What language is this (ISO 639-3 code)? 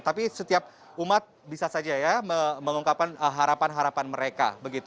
ind